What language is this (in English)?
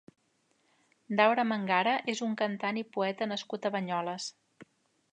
Catalan